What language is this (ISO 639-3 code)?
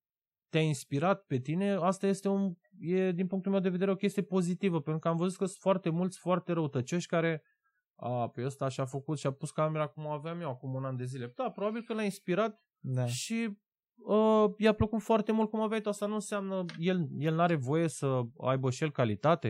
ron